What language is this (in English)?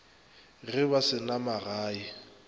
Northern Sotho